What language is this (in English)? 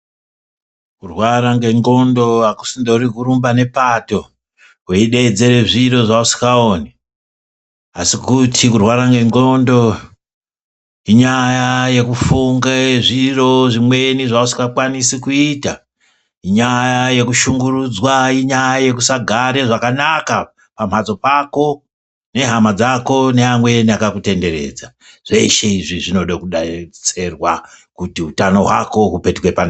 Ndau